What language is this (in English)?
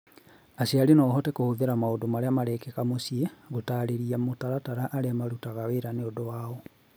Kikuyu